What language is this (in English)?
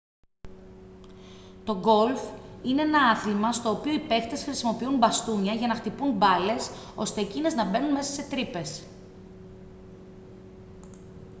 Greek